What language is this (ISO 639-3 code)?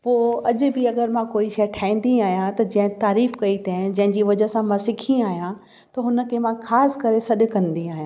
snd